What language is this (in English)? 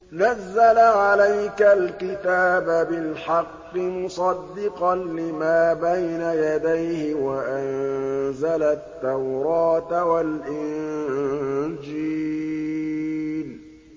Arabic